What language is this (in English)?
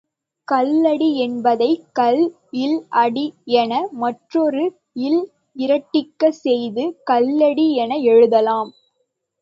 Tamil